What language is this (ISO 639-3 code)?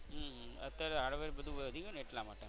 guj